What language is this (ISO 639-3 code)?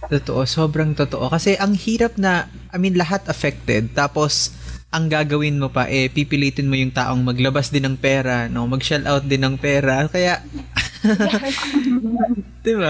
fil